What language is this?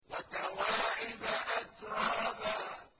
Arabic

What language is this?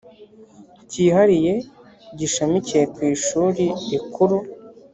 Kinyarwanda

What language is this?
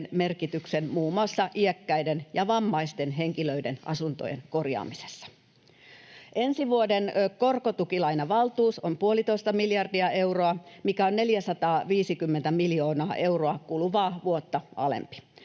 Finnish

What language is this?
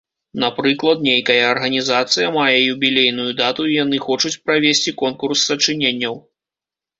Belarusian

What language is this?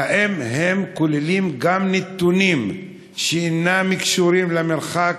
Hebrew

